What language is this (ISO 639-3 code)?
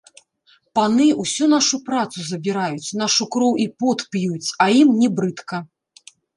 bel